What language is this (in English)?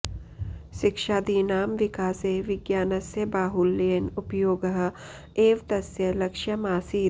Sanskrit